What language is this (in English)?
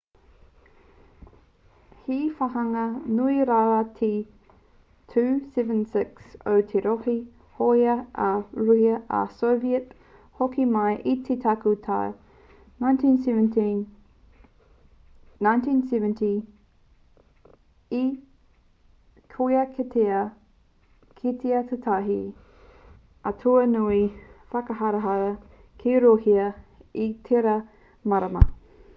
Māori